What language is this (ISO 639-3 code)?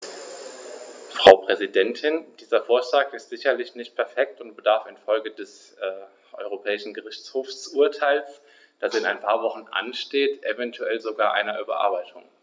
deu